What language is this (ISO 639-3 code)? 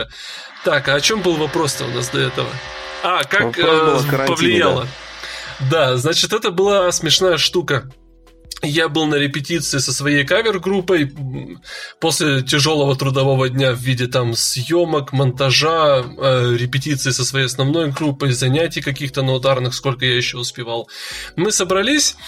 rus